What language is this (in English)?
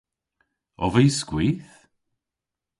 Cornish